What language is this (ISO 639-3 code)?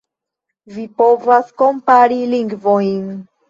epo